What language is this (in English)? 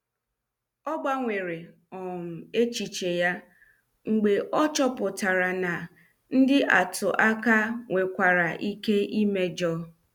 Igbo